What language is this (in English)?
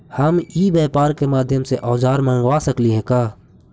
Magahi